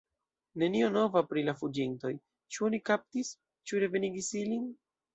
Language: Esperanto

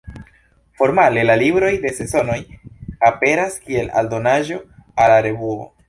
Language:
Esperanto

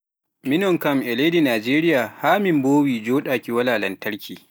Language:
Pular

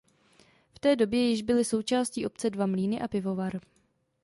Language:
Czech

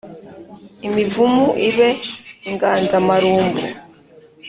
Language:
Kinyarwanda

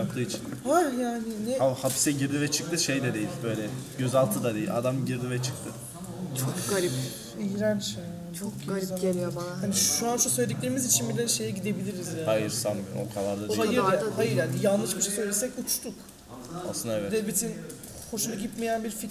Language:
Turkish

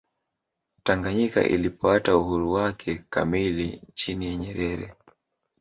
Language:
Swahili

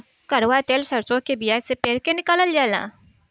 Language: Bhojpuri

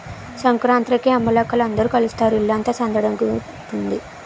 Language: Telugu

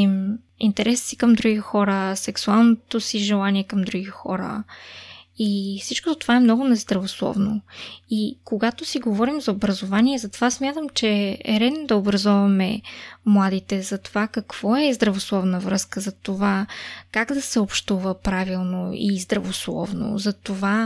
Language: Bulgarian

